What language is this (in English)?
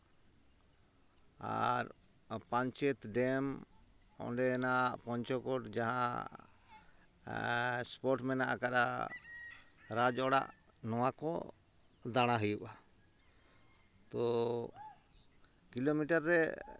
Santali